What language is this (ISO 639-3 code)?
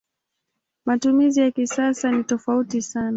swa